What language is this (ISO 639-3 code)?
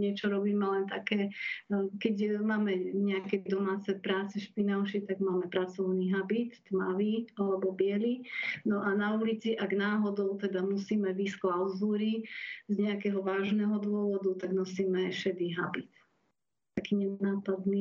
slk